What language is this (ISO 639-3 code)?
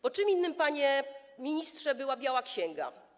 pol